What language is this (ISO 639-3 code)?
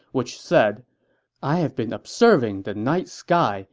eng